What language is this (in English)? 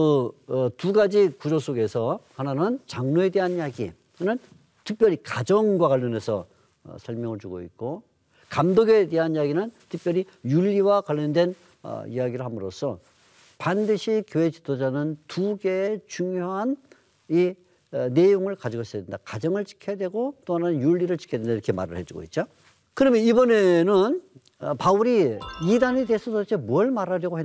Korean